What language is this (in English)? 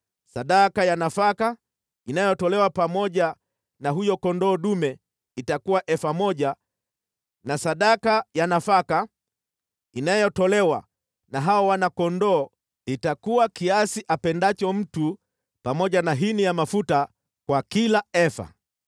Swahili